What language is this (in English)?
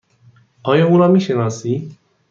Persian